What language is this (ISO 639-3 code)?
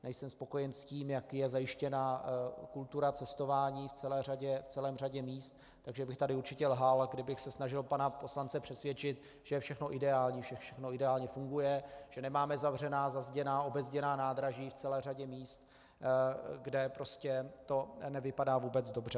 ces